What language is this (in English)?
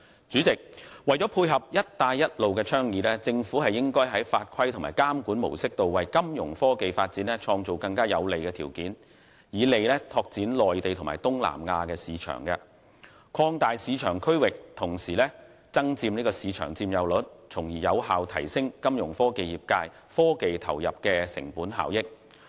Cantonese